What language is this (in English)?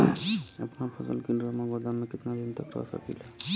Bhojpuri